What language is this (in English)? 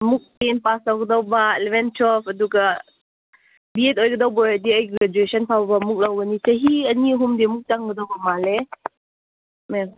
Manipuri